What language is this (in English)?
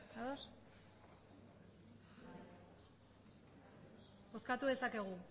Basque